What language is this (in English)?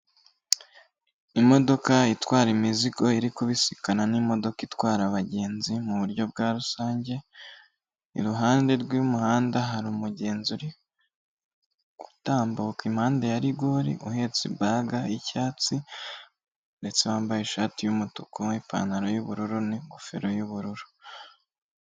Kinyarwanda